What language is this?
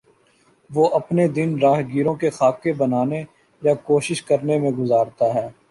Urdu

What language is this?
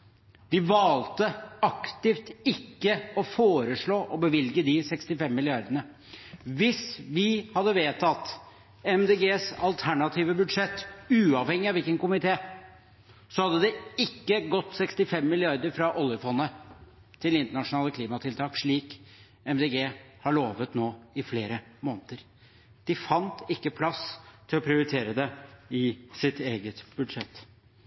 Norwegian Bokmål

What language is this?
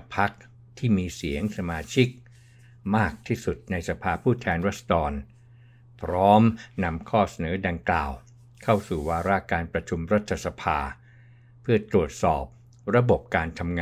Thai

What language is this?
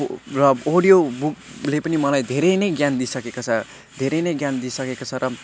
Nepali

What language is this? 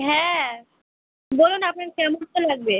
Bangla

